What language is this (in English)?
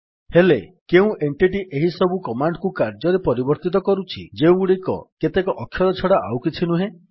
Odia